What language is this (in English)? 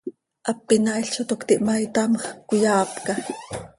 Seri